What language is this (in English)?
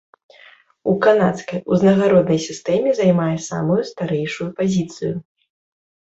Belarusian